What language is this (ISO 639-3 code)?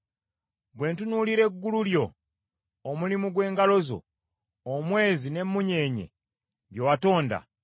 lug